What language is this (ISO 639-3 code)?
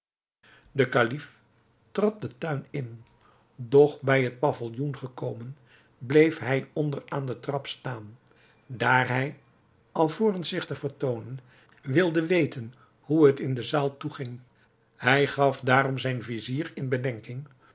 nld